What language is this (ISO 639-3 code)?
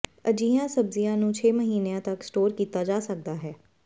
pan